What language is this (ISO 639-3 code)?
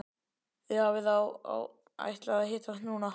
isl